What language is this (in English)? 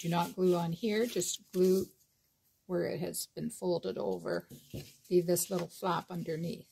English